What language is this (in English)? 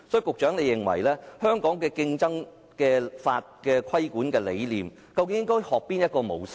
Cantonese